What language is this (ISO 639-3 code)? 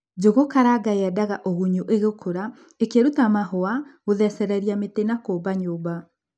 kik